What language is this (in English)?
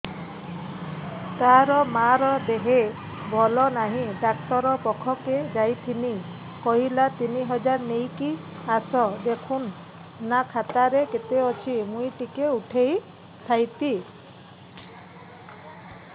Odia